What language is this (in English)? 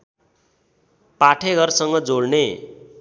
Nepali